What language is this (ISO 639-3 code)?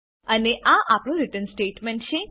guj